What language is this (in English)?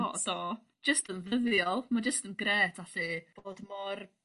Welsh